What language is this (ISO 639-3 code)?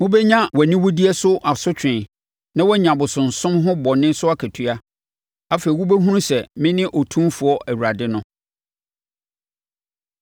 aka